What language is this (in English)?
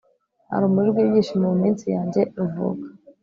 Kinyarwanda